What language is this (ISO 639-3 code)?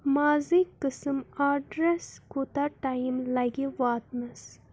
kas